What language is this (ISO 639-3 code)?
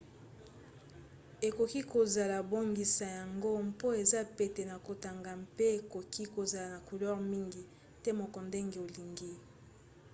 lin